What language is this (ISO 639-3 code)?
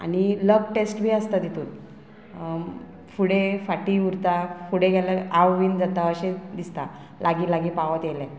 kok